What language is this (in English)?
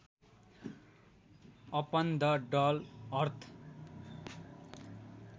Nepali